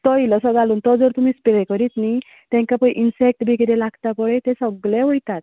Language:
Konkani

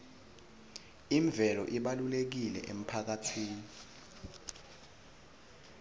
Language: Swati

